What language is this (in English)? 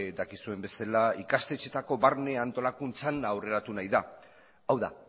Basque